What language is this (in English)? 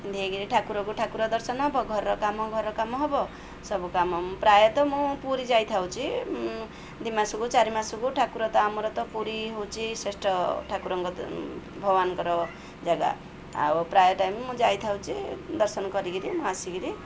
Odia